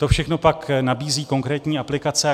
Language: Czech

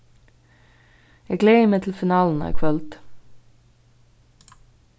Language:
Faroese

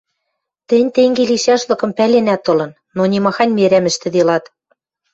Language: Western Mari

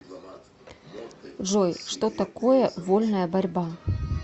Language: Russian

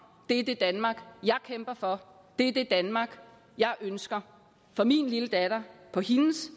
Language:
Danish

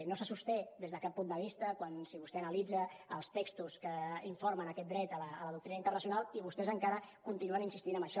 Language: Catalan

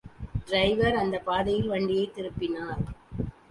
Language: Tamil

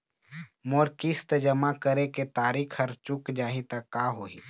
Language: Chhattisgarhi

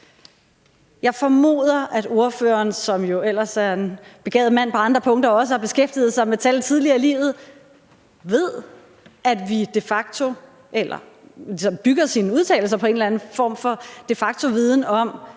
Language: Danish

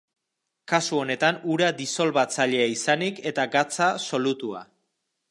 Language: Basque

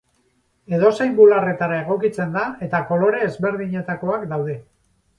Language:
Basque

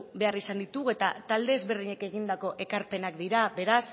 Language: Basque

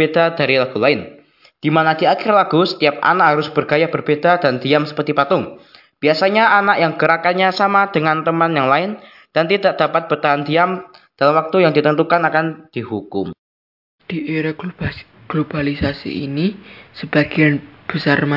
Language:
Indonesian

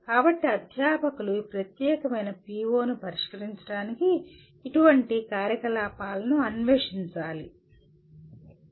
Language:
Telugu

